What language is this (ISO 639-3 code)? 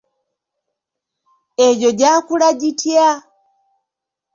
lug